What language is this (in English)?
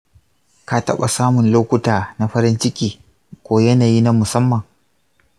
Hausa